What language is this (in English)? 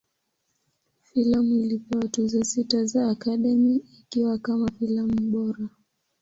Swahili